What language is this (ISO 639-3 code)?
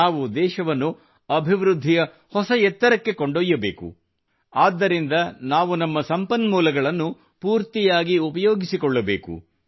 kan